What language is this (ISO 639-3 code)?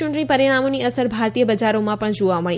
guj